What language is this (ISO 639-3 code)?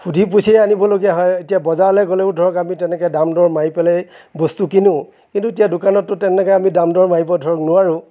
asm